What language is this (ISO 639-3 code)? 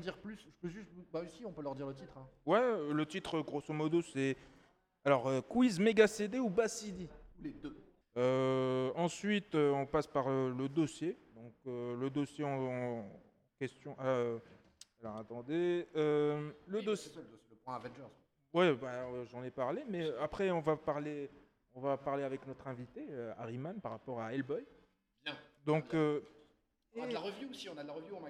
fra